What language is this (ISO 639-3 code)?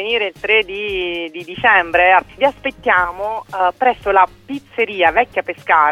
ita